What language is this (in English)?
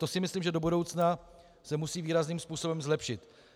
Czech